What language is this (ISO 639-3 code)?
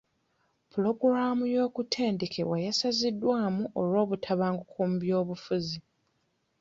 lug